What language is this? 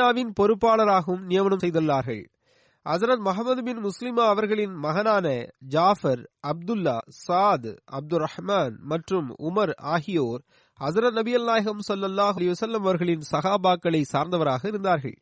Tamil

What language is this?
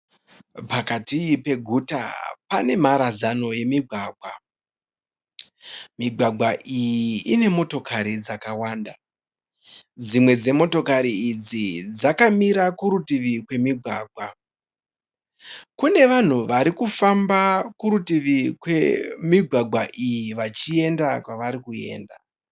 Shona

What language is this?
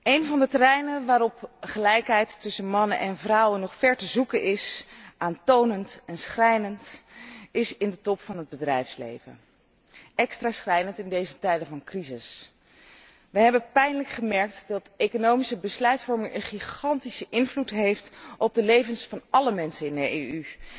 Dutch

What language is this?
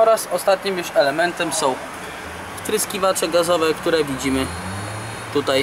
Polish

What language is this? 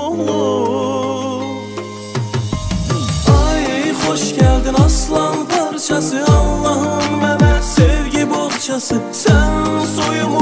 Turkish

